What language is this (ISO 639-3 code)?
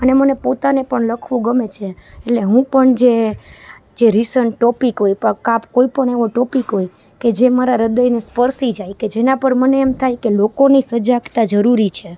guj